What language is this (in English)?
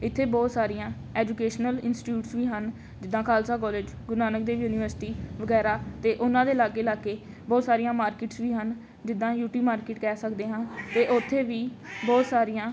Punjabi